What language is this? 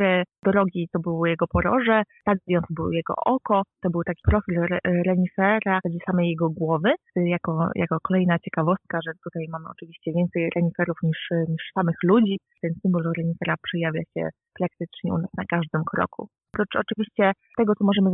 Polish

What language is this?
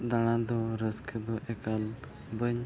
Santali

